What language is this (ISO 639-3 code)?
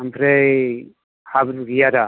brx